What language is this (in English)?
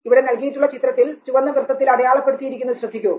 Malayalam